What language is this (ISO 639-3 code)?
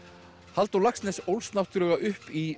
isl